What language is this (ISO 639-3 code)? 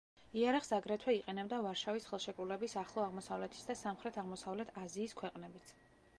kat